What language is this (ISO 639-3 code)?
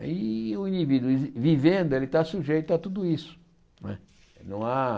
por